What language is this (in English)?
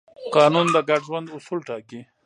Pashto